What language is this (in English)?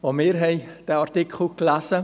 Swiss German